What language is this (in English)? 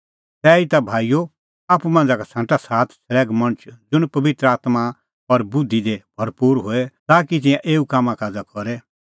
Kullu Pahari